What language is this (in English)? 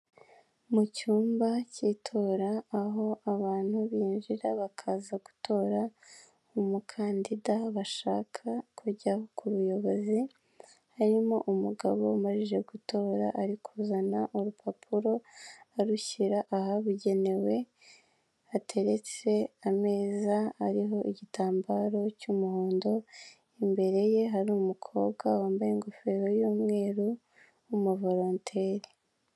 Kinyarwanda